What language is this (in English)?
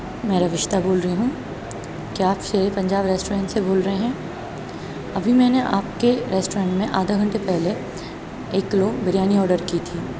Urdu